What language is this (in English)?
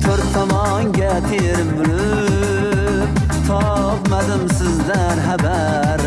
Uzbek